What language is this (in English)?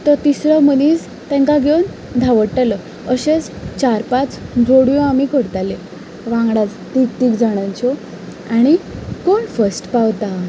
Konkani